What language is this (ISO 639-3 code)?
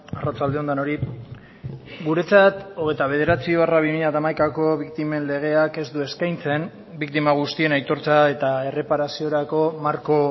eus